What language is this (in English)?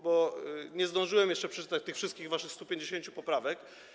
Polish